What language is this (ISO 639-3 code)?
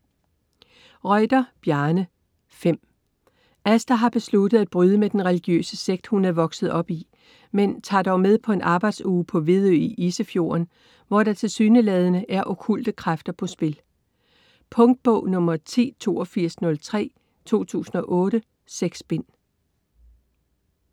dan